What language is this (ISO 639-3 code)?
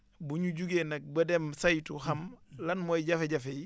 wol